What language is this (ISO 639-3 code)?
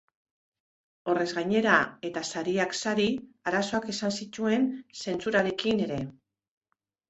eus